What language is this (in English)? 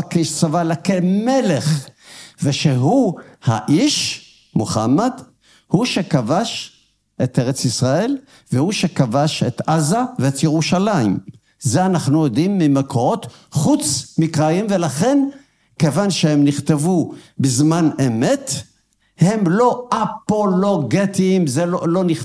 Hebrew